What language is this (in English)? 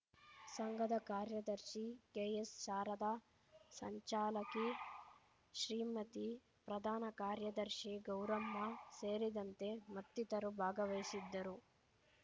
Kannada